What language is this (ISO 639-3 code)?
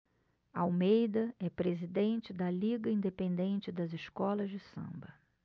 por